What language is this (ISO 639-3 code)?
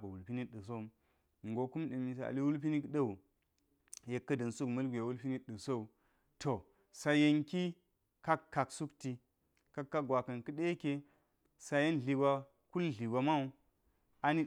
gyz